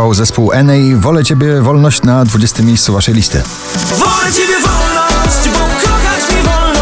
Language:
Polish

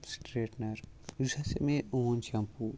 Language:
Kashmiri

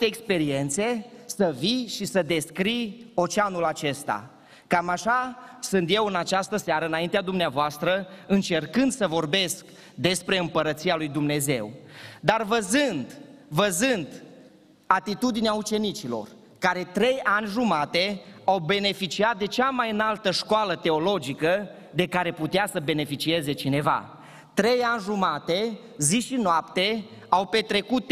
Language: Romanian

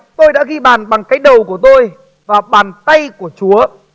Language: Vietnamese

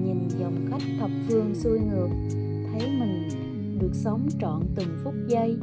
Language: Vietnamese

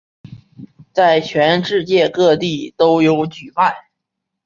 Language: Chinese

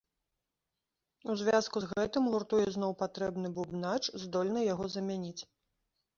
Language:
Belarusian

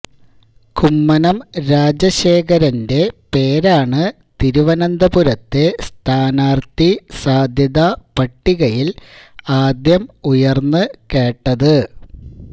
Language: Malayalam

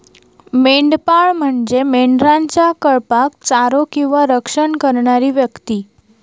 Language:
Marathi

